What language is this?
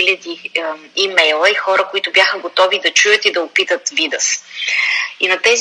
Bulgarian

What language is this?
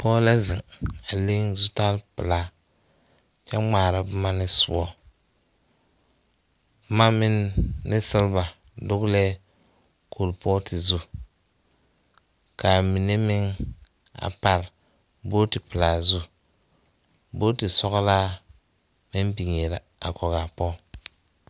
Southern Dagaare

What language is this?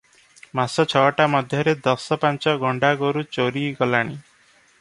Odia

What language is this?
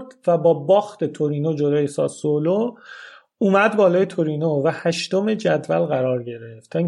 Persian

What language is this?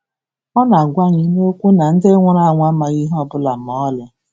Igbo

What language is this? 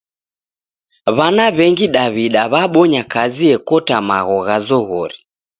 Taita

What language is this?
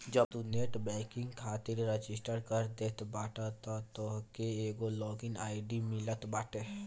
Bhojpuri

